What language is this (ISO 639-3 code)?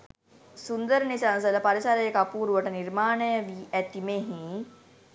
sin